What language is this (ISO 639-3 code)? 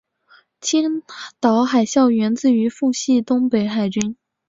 zho